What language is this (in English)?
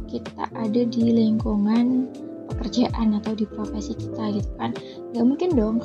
Indonesian